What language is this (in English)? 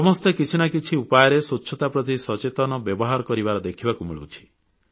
Odia